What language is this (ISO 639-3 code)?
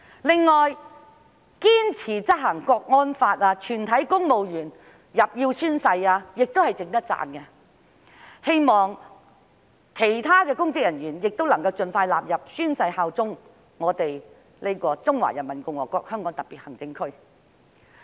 yue